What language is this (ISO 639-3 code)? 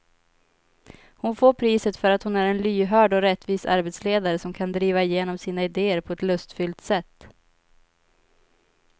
swe